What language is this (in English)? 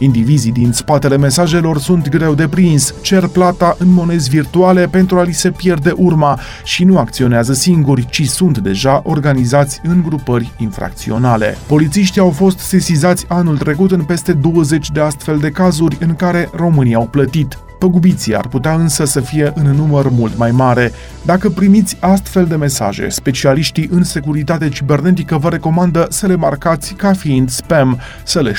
Romanian